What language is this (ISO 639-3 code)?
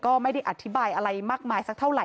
tha